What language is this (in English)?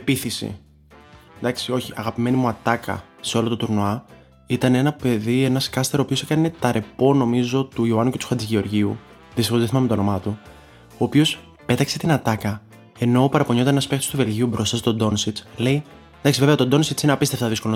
Greek